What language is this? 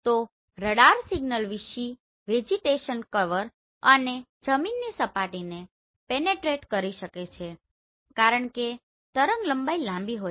Gujarati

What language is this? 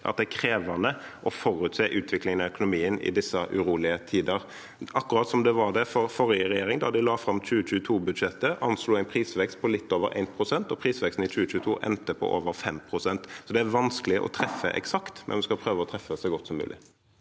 Norwegian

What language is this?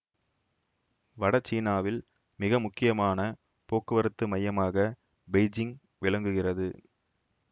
Tamil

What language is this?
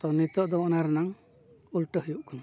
Santali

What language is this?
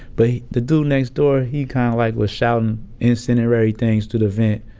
English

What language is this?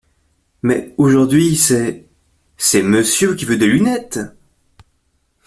French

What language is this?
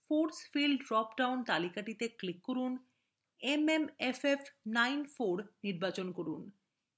Bangla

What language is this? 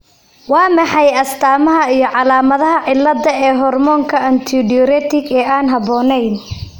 Somali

